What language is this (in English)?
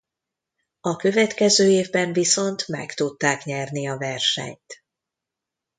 Hungarian